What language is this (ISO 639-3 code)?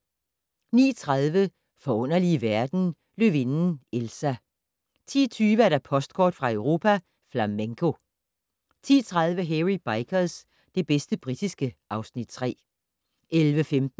dan